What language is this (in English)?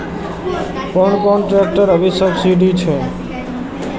Maithili